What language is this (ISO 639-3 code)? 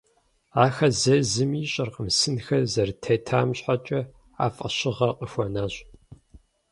kbd